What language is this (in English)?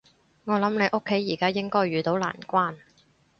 Cantonese